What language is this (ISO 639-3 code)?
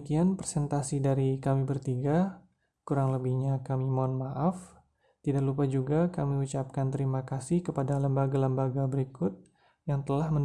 ind